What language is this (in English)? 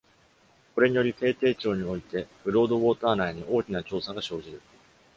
Japanese